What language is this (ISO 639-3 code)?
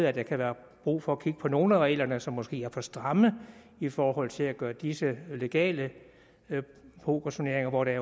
dan